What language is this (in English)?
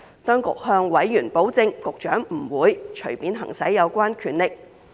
Cantonese